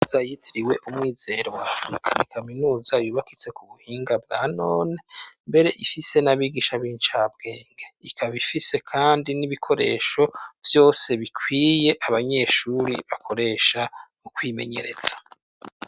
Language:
Rundi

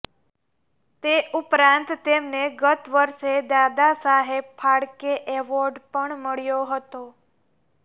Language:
Gujarati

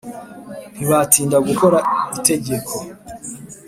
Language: Kinyarwanda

